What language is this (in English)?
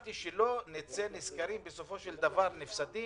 Hebrew